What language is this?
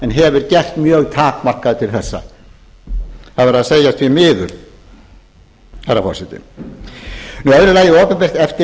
Icelandic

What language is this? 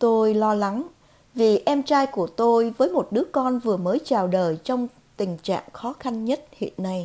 Vietnamese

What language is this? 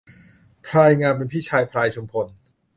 Thai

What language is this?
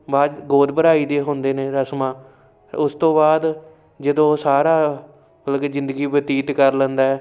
Punjabi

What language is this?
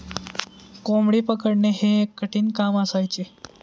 Marathi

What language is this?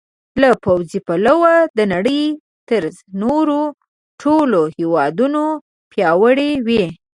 Pashto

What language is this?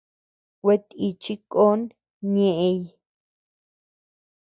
Tepeuxila Cuicatec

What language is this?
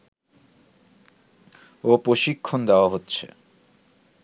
Bangla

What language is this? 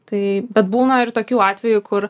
Lithuanian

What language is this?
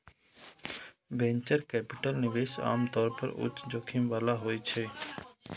Maithili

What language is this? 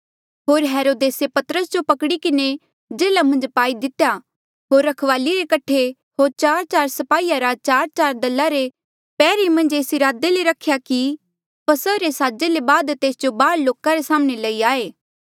Mandeali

